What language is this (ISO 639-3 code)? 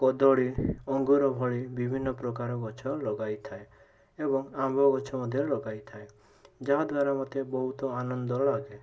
ori